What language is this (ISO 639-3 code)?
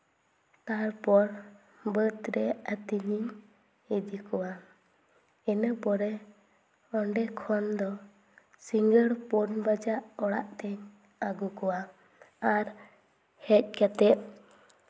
sat